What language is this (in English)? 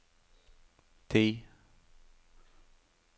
Norwegian